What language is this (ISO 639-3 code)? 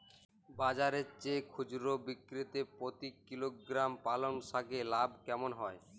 ben